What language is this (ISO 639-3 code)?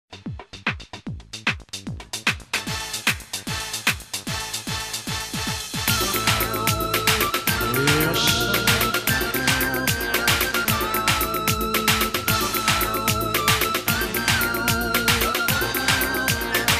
hun